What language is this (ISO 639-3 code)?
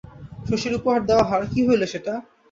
ben